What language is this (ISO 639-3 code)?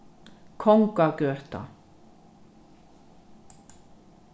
fao